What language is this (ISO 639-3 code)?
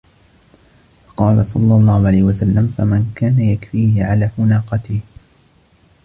ara